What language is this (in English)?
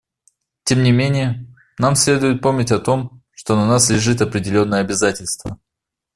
Russian